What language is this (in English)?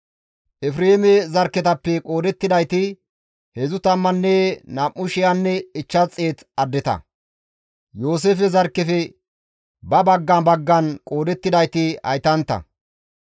Gamo